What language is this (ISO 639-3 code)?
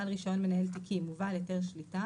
heb